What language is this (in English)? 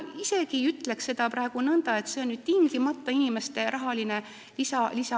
Estonian